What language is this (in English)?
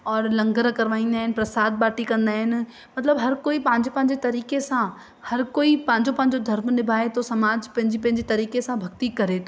Sindhi